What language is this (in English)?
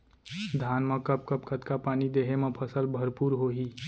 Chhattisgarhi